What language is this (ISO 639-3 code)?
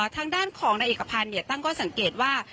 tha